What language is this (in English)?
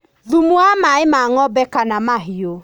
Kikuyu